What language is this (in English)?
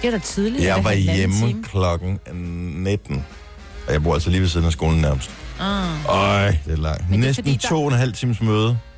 Danish